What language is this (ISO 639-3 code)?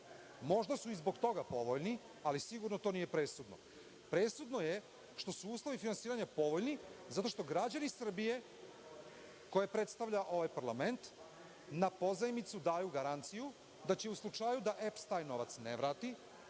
srp